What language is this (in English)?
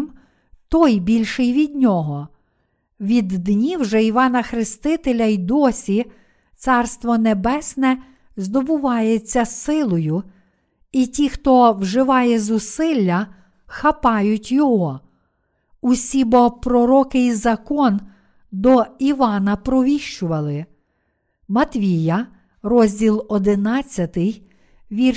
Ukrainian